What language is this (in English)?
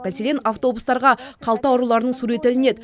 Kazakh